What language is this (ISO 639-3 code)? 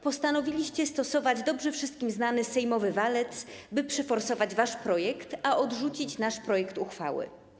pol